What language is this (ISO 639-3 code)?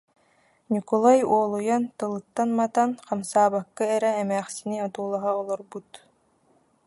sah